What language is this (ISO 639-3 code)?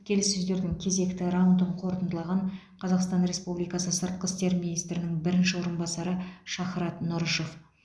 kaz